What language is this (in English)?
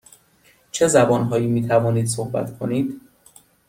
Persian